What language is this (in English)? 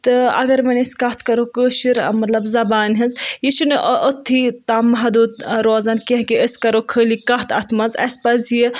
Kashmiri